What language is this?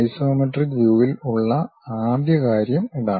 Malayalam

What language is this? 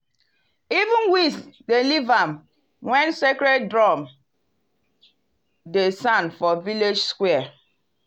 Nigerian Pidgin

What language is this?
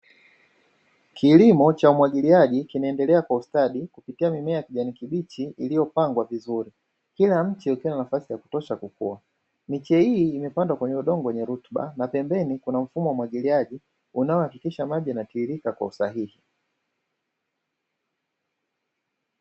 Swahili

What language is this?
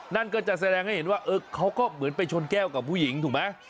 Thai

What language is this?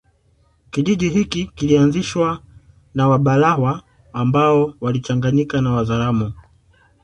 Swahili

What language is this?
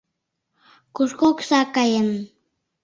Mari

